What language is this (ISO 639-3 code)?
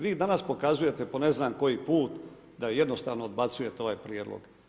hrv